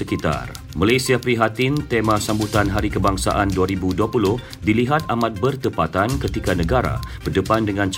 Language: Malay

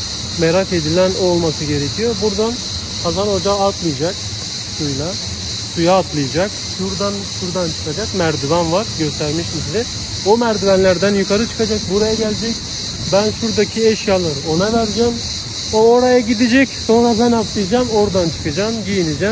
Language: Turkish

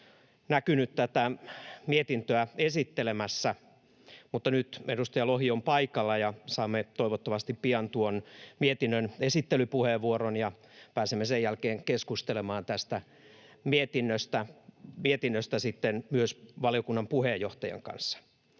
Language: Finnish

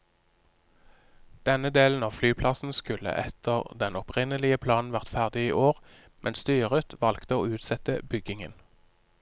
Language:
Norwegian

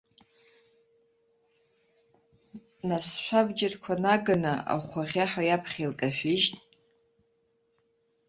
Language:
Abkhazian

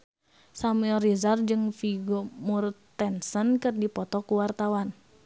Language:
Sundanese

